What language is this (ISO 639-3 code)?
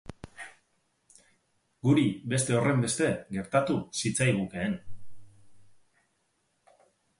eus